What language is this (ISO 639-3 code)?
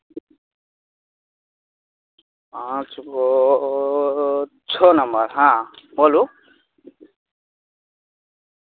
mai